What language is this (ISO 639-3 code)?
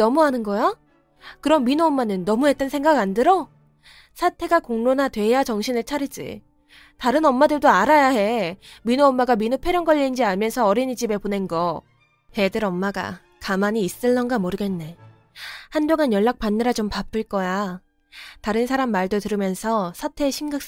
kor